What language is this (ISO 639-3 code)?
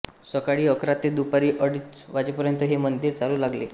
mar